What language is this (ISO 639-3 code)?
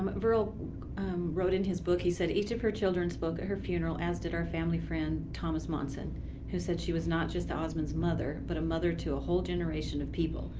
eng